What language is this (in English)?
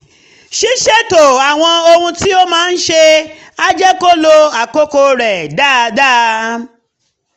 Yoruba